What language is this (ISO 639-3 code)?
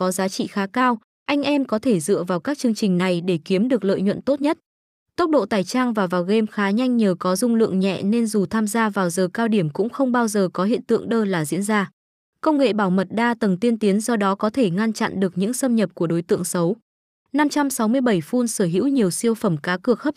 vie